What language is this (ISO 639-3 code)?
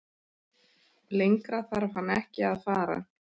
isl